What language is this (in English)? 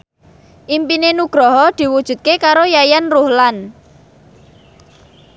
Javanese